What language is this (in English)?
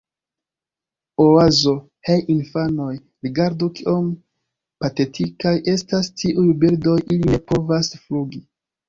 Esperanto